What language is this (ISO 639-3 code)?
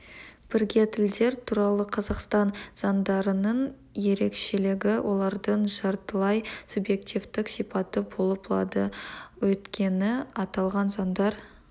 kaz